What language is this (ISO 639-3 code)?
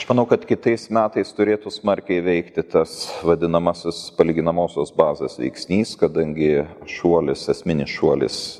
lit